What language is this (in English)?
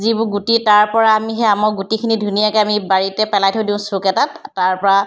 Assamese